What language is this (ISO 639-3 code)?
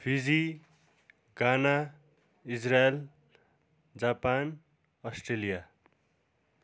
nep